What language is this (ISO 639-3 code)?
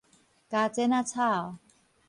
nan